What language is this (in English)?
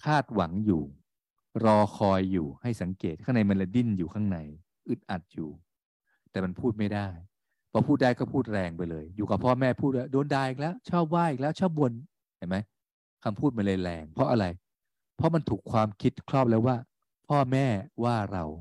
Thai